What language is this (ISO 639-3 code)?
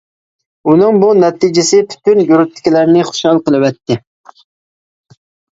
uig